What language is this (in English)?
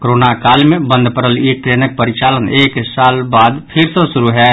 Maithili